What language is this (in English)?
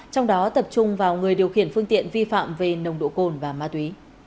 Vietnamese